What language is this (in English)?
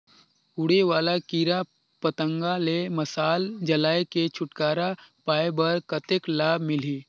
Chhattisgarhi